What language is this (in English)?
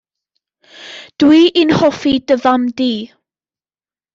Welsh